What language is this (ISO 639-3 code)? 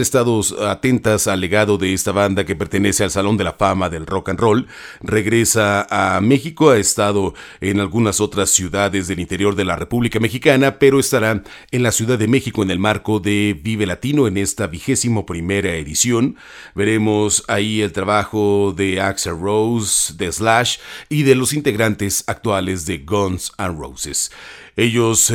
spa